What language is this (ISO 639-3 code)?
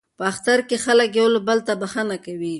pus